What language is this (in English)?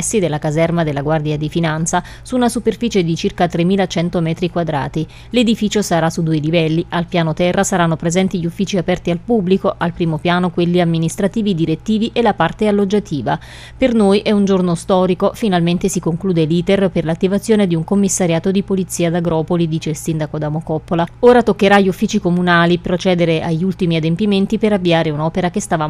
Italian